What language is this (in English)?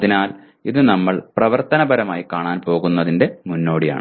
Malayalam